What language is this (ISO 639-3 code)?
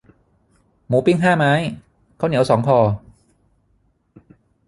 tha